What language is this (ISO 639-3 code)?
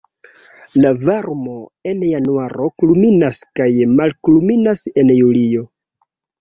epo